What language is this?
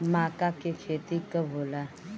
Bhojpuri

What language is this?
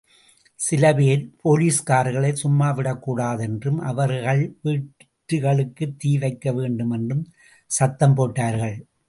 Tamil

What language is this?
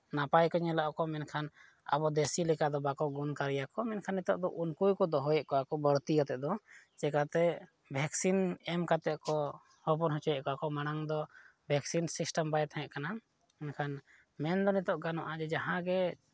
Santali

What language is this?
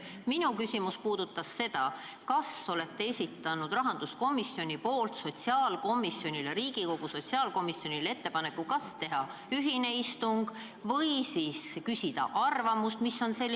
Estonian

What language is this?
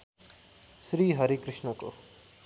Nepali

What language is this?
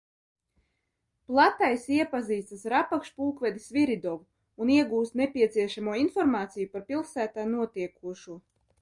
Latvian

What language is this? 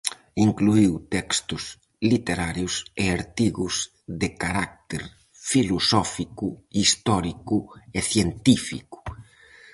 Galician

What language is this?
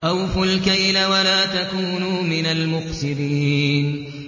Arabic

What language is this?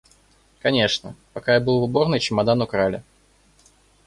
Russian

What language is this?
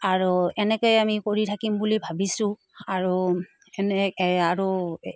Assamese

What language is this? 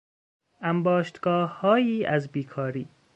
Persian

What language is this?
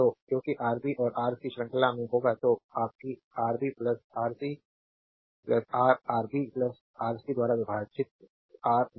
Hindi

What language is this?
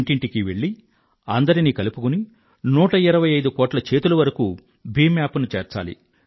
Telugu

